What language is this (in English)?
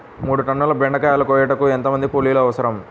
Telugu